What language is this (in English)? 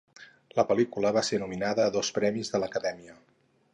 Catalan